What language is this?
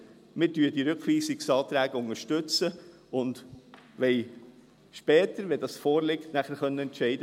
Swiss German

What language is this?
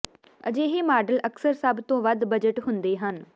Punjabi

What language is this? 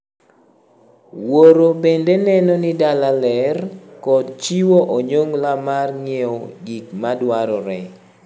Luo (Kenya and Tanzania)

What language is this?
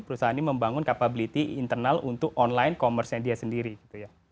Indonesian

